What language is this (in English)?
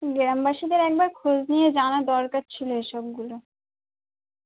Bangla